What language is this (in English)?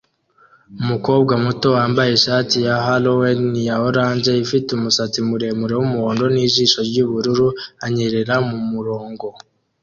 Kinyarwanda